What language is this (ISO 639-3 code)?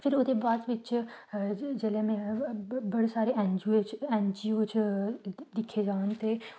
doi